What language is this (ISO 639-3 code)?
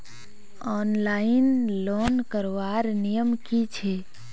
mag